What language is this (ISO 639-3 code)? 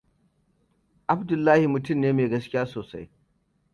hau